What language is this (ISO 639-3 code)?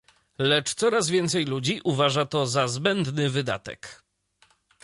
pol